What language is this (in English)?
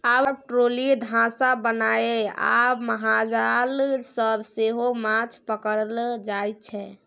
Maithili